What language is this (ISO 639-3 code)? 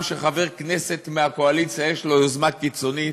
heb